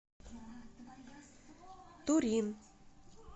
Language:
Russian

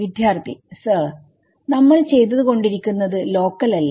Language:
Malayalam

